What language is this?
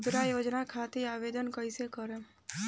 Bhojpuri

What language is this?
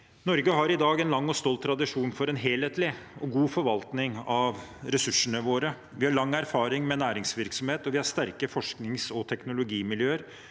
Norwegian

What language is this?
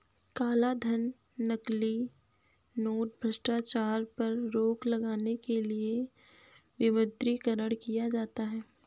Hindi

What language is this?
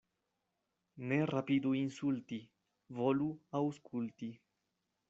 Esperanto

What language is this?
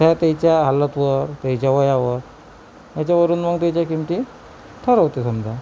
Marathi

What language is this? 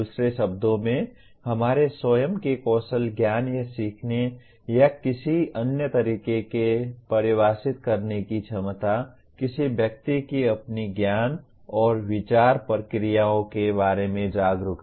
Hindi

